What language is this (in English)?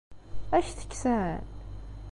Kabyle